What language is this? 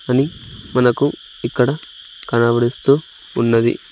Telugu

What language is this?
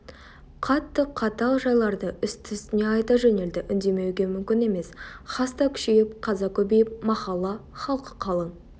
Kazakh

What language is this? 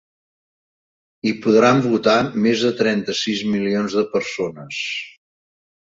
Catalan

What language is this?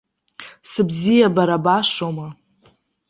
Abkhazian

